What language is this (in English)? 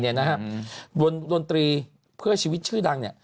Thai